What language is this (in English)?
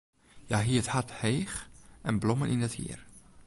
Western Frisian